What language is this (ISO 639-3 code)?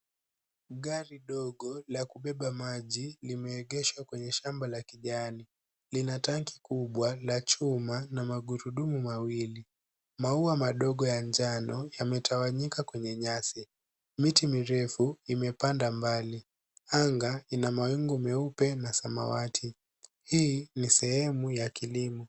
swa